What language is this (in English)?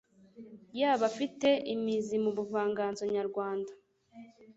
Kinyarwanda